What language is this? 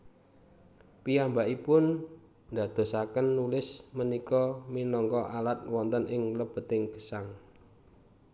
Javanese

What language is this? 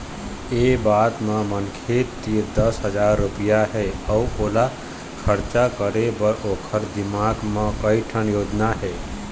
Chhattisgarhi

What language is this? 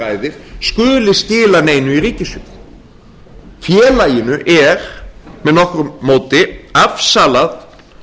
Icelandic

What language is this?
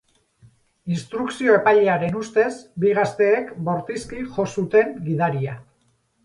Basque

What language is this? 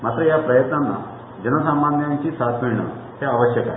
Marathi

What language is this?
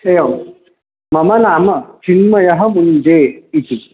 Sanskrit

